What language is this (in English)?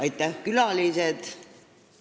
Estonian